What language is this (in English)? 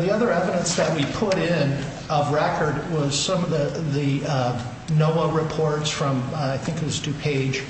English